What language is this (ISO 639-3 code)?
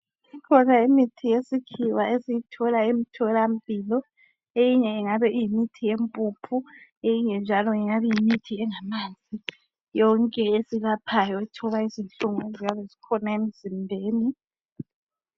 nde